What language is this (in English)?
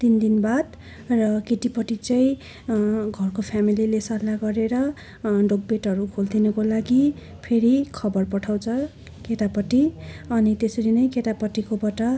Nepali